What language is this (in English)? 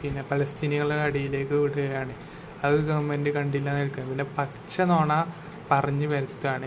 Malayalam